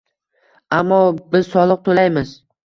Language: Uzbek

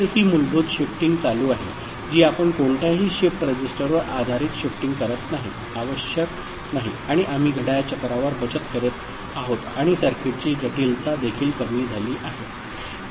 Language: Marathi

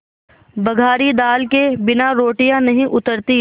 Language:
Hindi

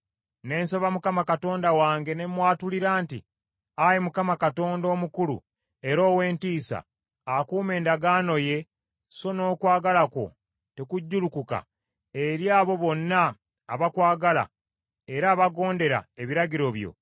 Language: Ganda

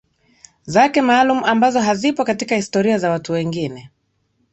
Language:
Swahili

